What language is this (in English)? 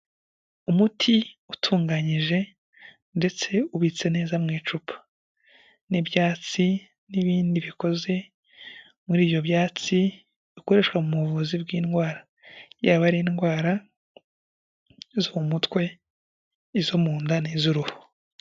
Kinyarwanda